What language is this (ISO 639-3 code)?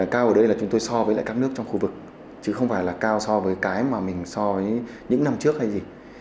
vie